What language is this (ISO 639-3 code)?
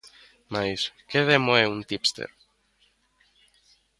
glg